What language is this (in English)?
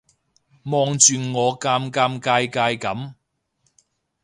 Cantonese